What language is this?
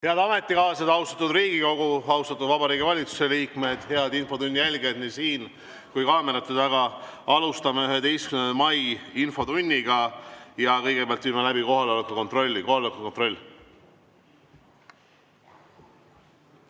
Estonian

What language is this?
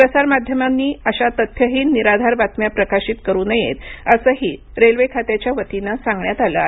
Marathi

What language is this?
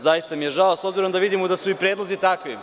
Serbian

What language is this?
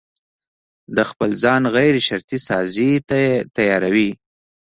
Pashto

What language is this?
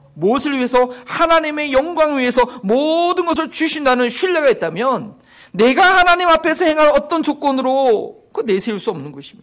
Korean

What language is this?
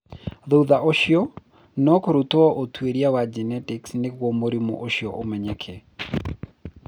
Kikuyu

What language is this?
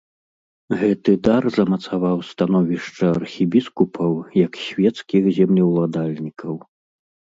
Belarusian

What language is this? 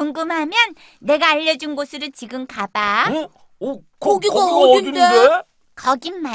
Korean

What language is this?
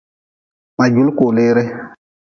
Nawdm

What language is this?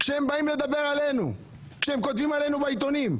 Hebrew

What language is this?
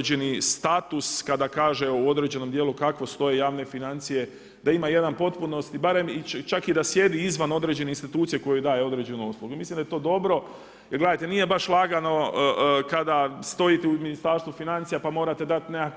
Croatian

